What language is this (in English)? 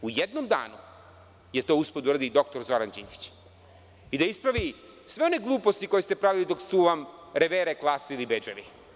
Serbian